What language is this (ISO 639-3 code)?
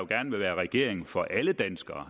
dan